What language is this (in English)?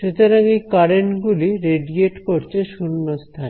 Bangla